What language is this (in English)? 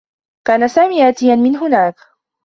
Arabic